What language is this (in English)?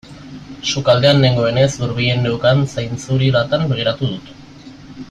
Basque